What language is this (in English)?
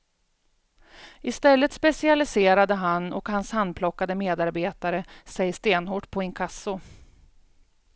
Swedish